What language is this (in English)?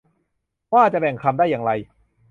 Thai